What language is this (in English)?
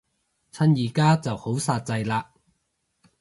Cantonese